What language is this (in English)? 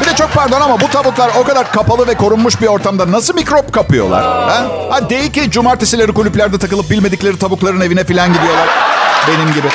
Turkish